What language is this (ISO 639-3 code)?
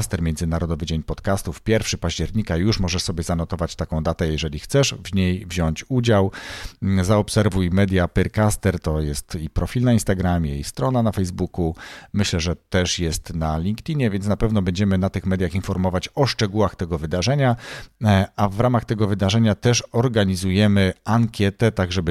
pol